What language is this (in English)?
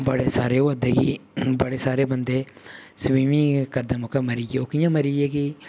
Dogri